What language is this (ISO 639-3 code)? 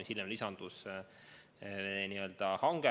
est